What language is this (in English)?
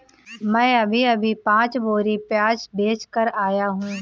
Hindi